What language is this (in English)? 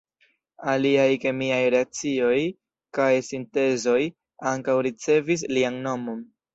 Esperanto